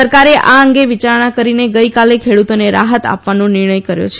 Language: Gujarati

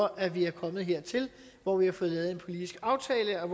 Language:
Danish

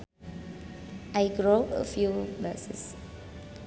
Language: Sundanese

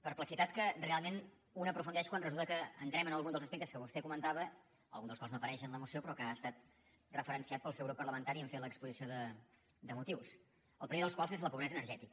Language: Catalan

